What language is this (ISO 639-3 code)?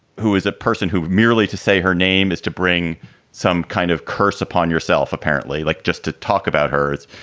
eng